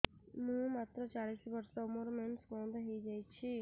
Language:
Odia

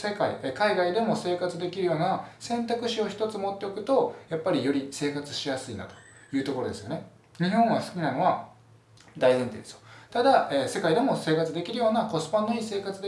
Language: Japanese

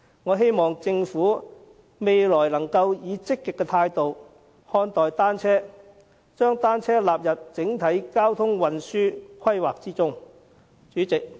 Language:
Cantonese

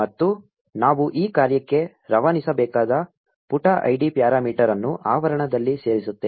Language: Kannada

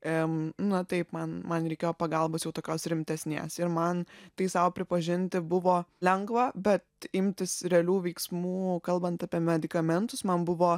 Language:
Lithuanian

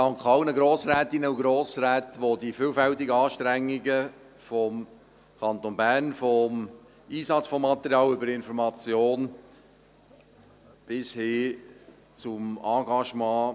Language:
Swiss German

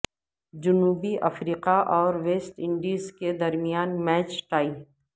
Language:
Urdu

